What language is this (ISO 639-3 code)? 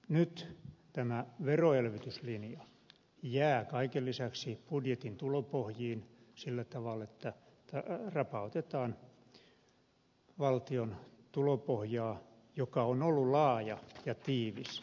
fin